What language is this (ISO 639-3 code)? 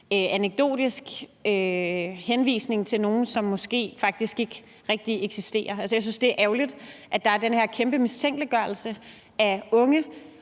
dan